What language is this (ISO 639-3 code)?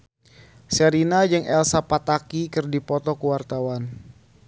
sun